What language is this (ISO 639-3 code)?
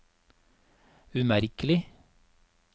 nor